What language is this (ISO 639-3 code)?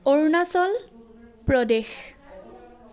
asm